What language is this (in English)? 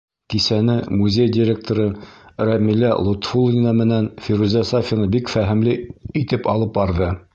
Bashkir